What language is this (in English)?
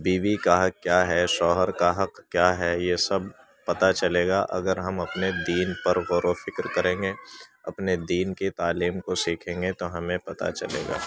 Urdu